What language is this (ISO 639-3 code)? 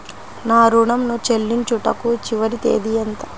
tel